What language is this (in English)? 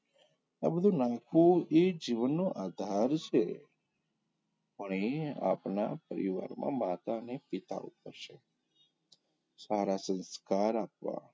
Gujarati